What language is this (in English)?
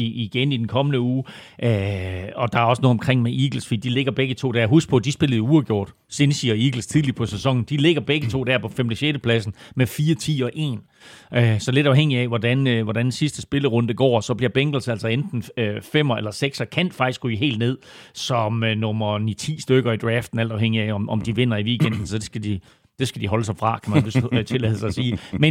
Danish